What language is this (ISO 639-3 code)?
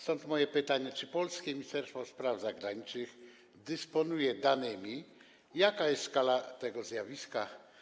pol